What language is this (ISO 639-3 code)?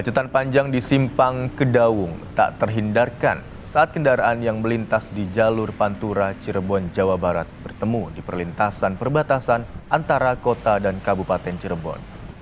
ind